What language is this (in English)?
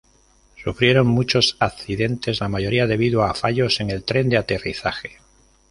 Spanish